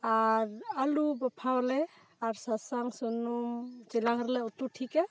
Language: Santali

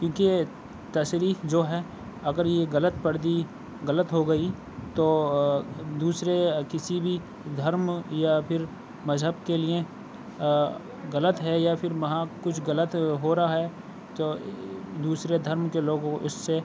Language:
Urdu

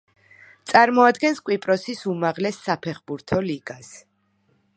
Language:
Georgian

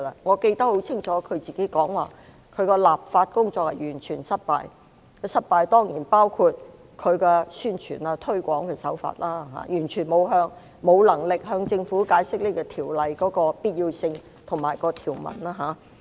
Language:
Cantonese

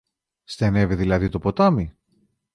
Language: Greek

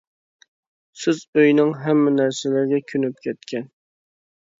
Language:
Uyghur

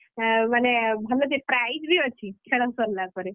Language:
Odia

